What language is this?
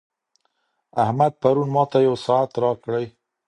Pashto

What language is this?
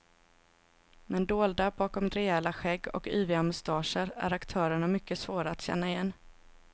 Swedish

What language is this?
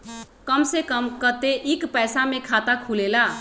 Magahi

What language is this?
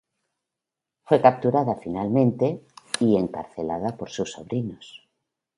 Spanish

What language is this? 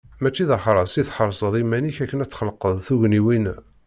Kabyle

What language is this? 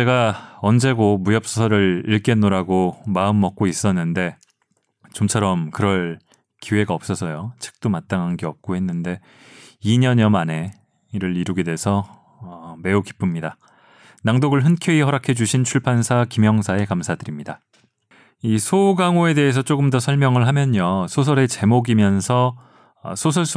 Korean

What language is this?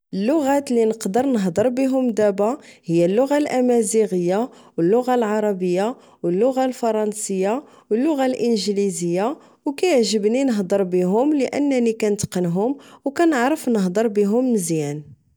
Moroccan Arabic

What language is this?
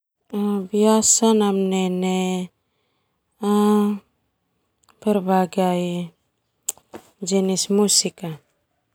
Termanu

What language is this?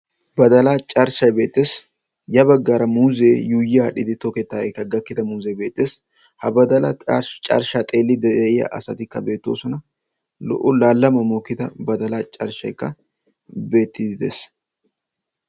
Wolaytta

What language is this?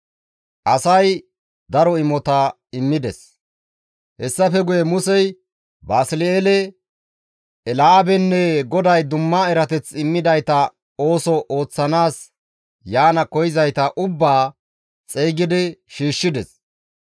Gamo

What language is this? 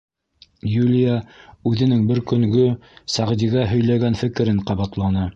Bashkir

